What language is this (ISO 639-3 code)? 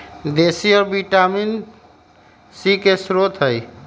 mag